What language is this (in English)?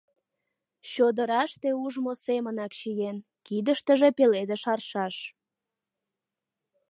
Mari